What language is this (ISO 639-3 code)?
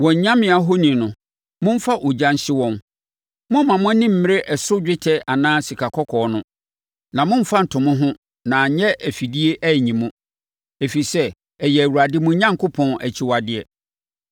aka